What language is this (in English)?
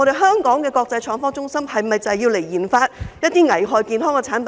Cantonese